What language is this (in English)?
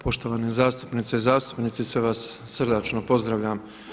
Croatian